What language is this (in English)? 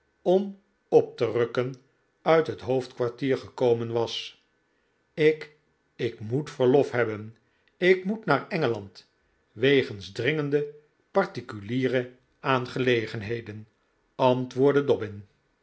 Dutch